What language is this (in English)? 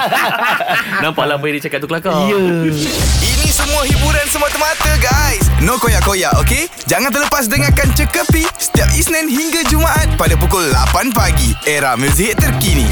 Malay